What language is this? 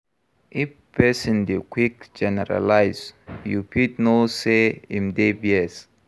Nigerian Pidgin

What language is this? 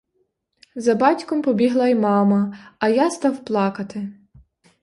Ukrainian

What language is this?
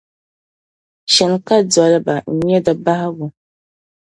Dagbani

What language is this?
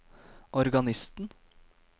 Norwegian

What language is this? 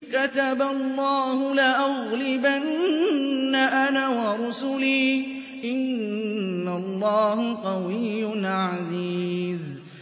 Arabic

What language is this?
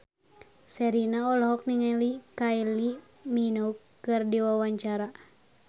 Sundanese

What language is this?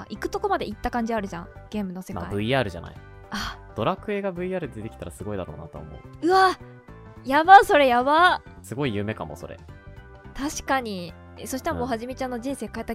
Japanese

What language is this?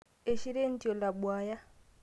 Masai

